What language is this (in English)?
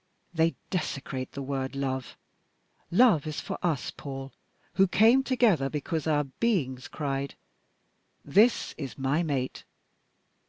English